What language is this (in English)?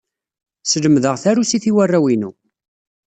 Kabyle